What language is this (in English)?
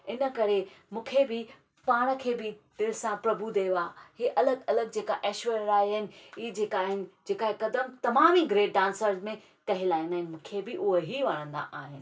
Sindhi